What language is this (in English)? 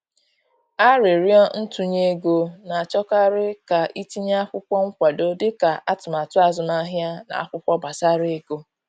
Igbo